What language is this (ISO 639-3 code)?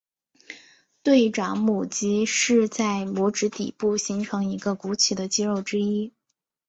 zho